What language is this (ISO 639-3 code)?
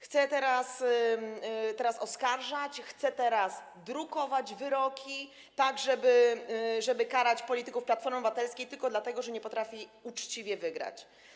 pol